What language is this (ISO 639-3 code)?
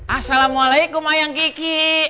ind